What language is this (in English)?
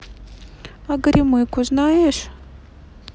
Russian